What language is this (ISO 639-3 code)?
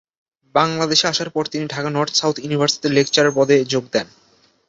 ben